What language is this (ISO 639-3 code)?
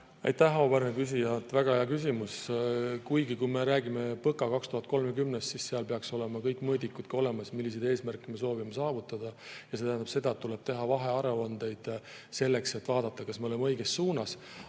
est